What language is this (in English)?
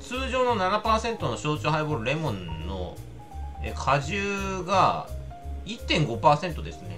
Japanese